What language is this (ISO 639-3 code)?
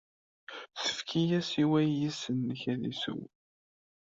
kab